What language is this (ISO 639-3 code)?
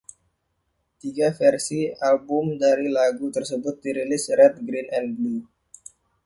ind